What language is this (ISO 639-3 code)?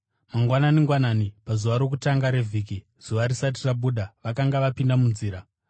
sna